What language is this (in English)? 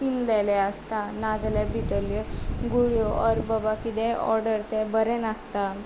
Konkani